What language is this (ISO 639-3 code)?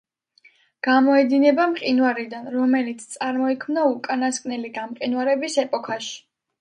kat